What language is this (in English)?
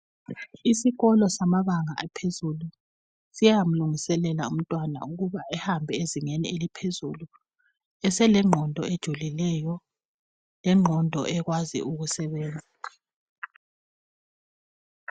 North Ndebele